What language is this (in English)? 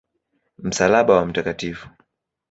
Swahili